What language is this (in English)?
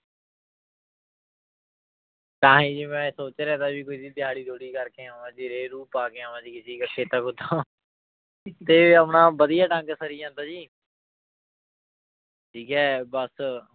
Punjabi